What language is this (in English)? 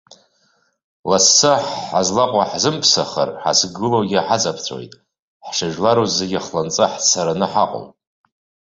Abkhazian